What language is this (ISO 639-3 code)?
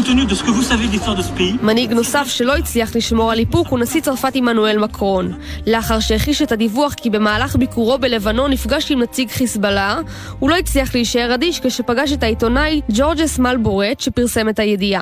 heb